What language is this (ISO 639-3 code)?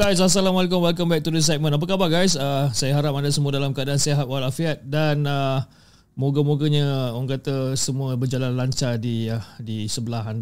msa